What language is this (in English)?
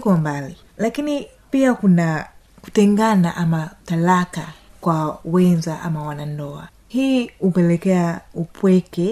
Swahili